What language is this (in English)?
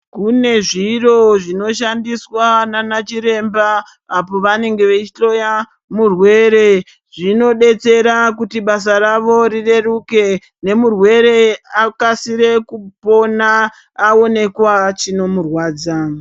Ndau